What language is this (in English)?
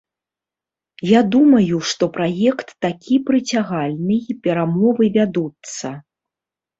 Belarusian